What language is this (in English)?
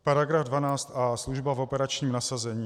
Czech